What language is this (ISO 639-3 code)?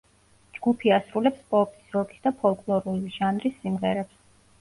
kat